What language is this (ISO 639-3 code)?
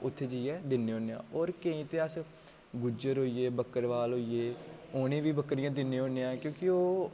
doi